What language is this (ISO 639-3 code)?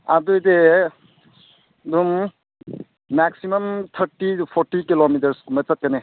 mni